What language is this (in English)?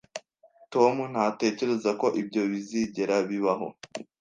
Kinyarwanda